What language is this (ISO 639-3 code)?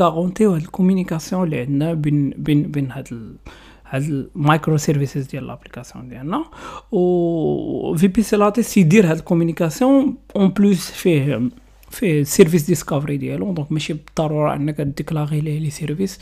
ara